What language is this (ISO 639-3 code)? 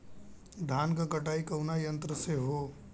bho